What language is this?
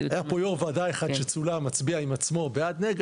Hebrew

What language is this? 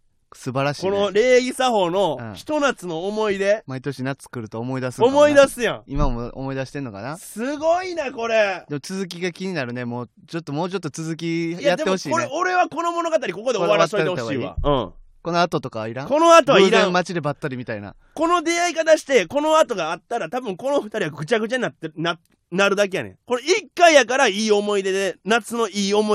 Japanese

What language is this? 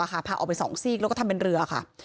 Thai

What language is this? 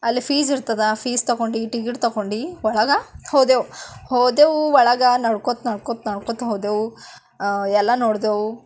Kannada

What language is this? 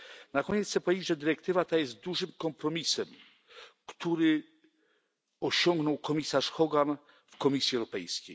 Polish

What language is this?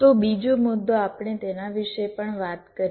Gujarati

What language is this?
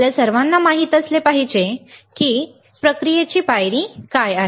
Marathi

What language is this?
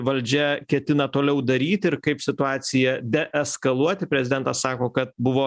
Lithuanian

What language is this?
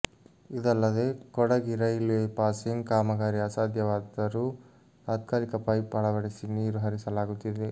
Kannada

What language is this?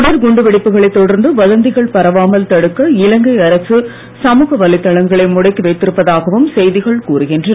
Tamil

